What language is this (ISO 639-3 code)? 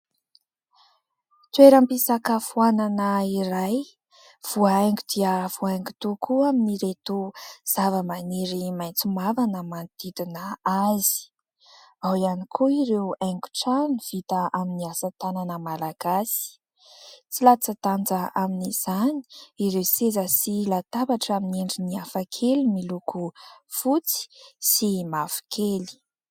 mlg